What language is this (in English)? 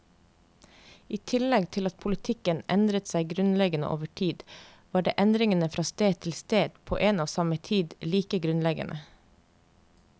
Norwegian